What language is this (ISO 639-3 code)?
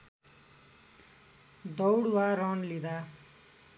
nep